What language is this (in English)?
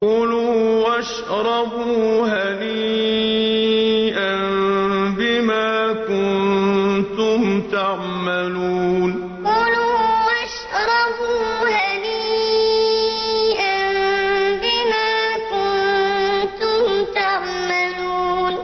Arabic